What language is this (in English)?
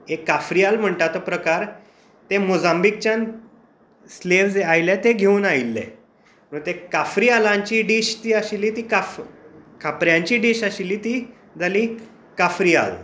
Konkani